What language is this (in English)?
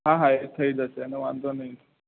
Gujarati